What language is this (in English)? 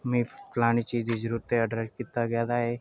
Dogri